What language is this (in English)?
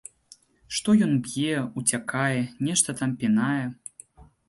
Belarusian